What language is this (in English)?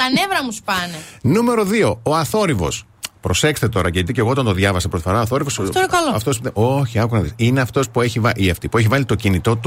Greek